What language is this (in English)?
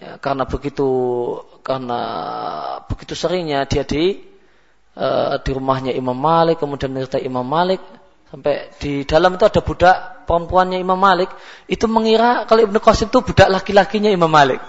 Malay